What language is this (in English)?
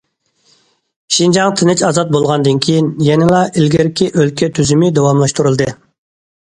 Uyghur